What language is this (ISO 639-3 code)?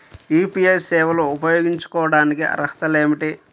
tel